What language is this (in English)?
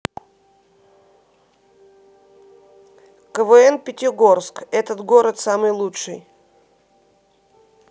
Russian